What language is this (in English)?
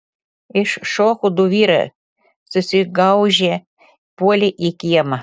Lithuanian